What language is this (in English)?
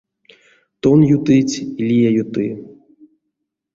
Erzya